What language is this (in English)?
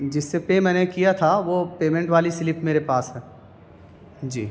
Urdu